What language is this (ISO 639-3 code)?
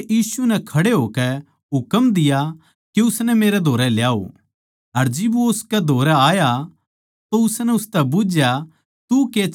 bgc